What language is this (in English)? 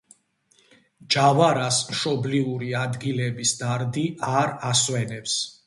Georgian